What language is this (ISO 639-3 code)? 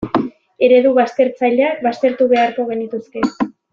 eus